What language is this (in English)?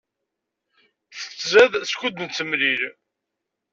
Kabyle